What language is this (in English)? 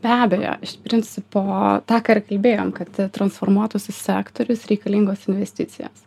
Lithuanian